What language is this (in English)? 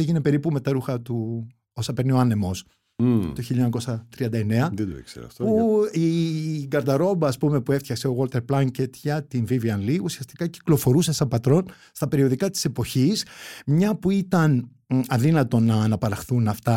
Greek